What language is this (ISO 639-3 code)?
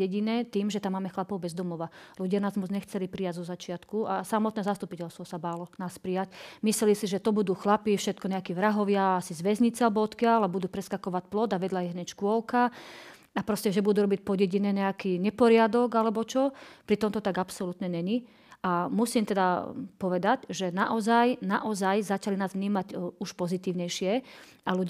slk